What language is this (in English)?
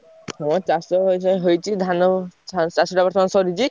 Odia